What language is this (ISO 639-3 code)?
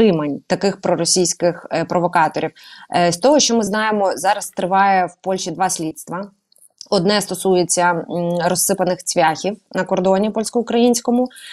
ukr